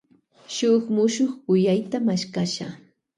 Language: Loja Highland Quichua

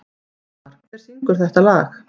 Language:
Icelandic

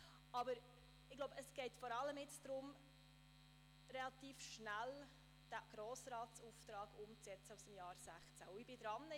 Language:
Swiss German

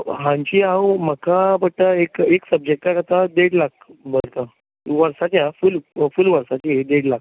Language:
Konkani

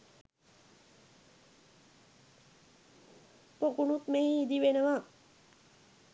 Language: Sinhala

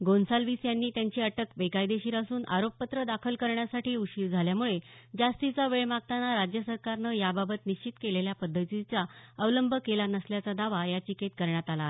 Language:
Marathi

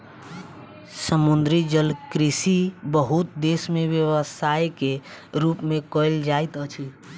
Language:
Maithili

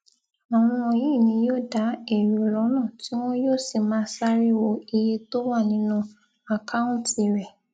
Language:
Yoruba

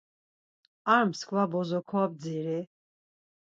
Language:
Laz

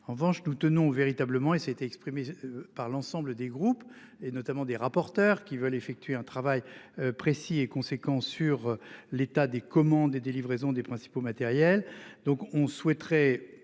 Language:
French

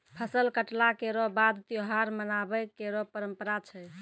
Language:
Maithili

